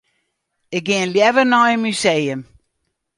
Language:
Western Frisian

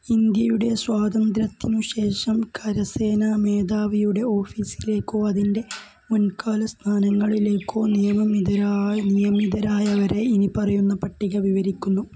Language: Malayalam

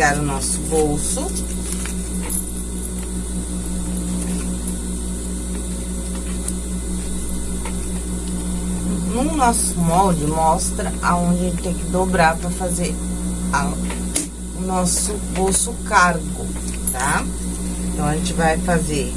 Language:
Portuguese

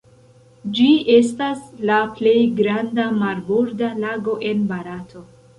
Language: Esperanto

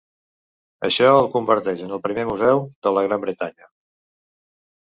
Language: Catalan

